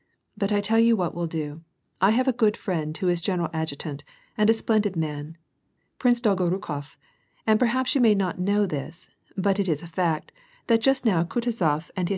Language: English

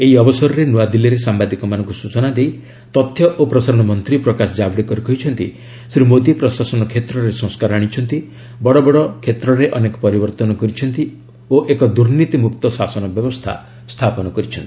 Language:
Odia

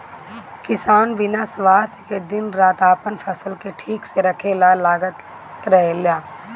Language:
Bhojpuri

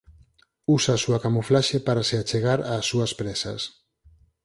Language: Galician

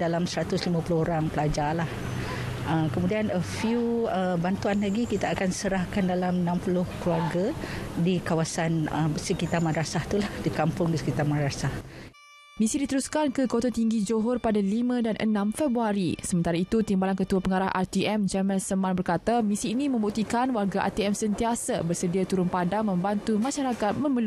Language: Malay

